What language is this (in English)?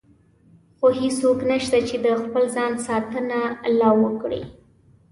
Pashto